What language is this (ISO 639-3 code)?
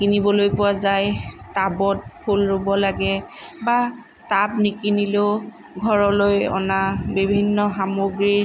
asm